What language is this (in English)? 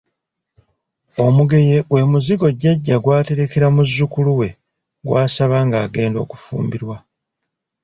Ganda